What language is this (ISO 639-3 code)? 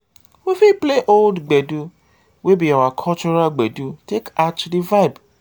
pcm